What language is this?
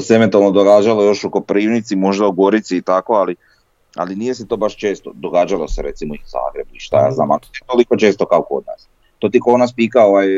Croatian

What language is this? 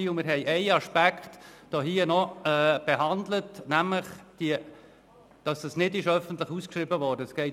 Swiss German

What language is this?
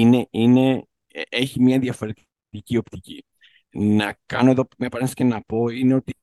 Greek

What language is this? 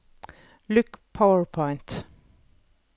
Norwegian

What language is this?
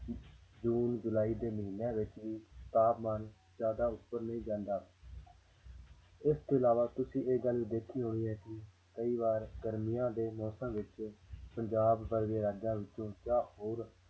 Punjabi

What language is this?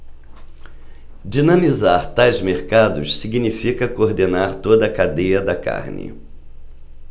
Portuguese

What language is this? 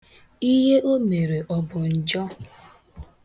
Igbo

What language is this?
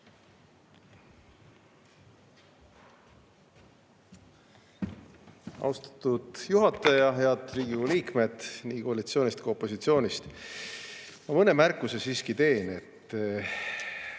Estonian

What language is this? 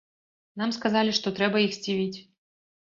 Belarusian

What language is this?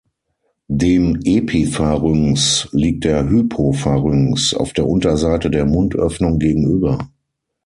German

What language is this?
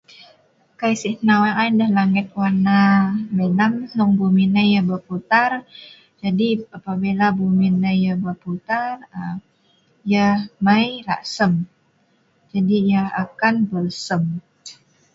Sa'ban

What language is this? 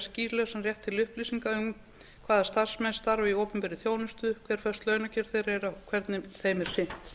Icelandic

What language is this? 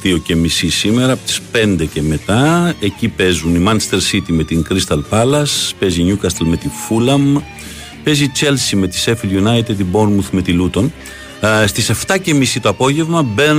Greek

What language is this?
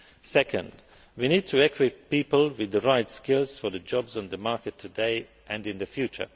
English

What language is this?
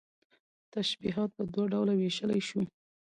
Pashto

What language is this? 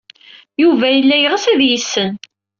Kabyle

